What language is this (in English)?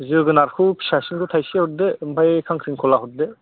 Bodo